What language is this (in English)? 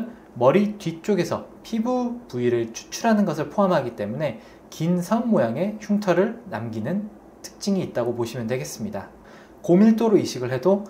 Korean